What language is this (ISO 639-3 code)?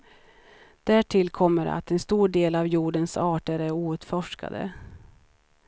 swe